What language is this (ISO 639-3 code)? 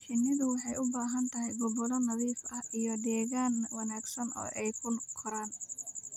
som